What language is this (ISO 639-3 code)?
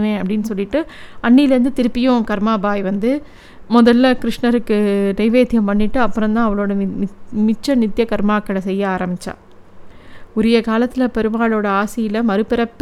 tam